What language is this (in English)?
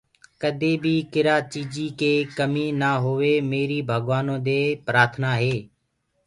Gurgula